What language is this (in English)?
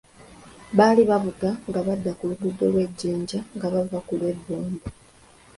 Ganda